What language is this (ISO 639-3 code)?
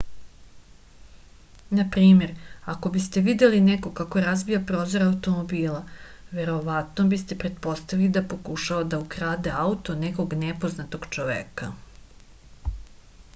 srp